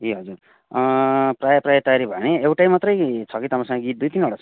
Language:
Nepali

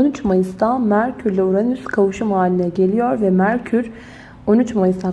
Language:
Turkish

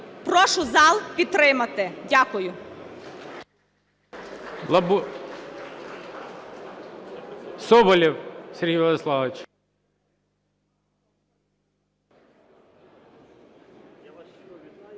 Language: Ukrainian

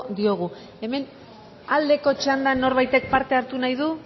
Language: Basque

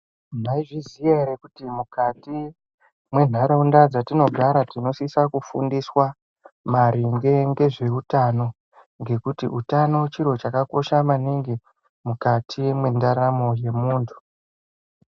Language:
Ndau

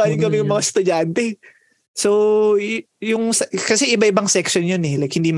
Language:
Filipino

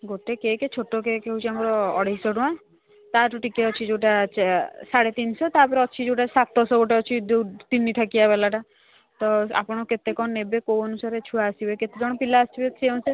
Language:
Odia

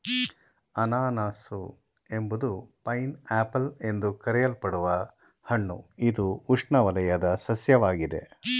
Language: Kannada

